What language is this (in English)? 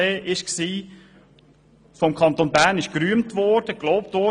Swiss German